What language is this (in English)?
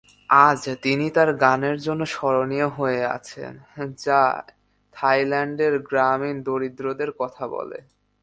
Bangla